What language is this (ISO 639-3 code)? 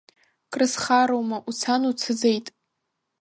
abk